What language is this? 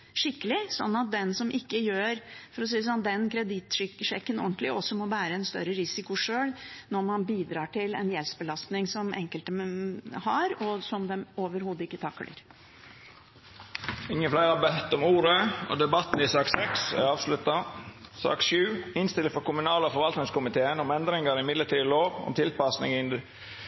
Norwegian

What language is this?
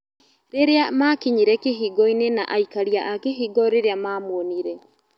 Kikuyu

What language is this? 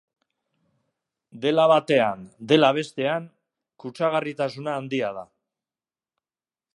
Basque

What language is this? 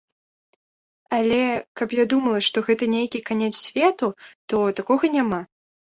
Belarusian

